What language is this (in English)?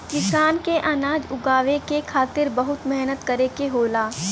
Bhojpuri